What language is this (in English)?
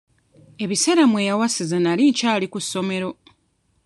Ganda